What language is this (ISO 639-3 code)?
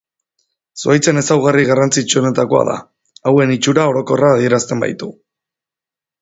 eus